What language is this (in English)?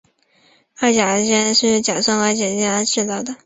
Chinese